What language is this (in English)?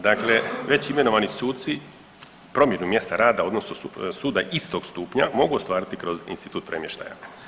Croatian